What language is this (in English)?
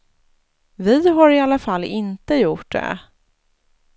Swedish